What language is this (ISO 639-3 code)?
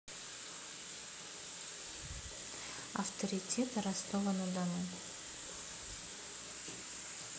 rus